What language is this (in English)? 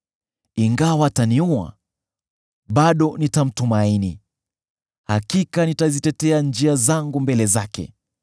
Swahili